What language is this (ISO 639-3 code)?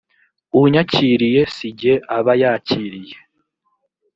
kin